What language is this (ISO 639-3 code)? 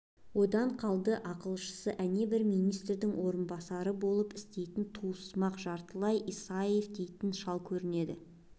kaz